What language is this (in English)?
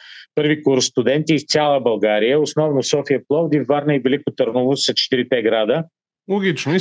Bulgarian